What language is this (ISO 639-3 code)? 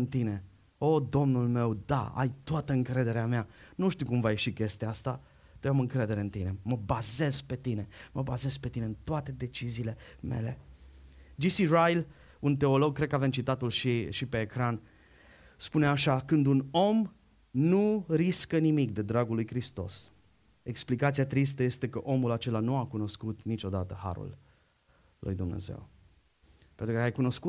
ron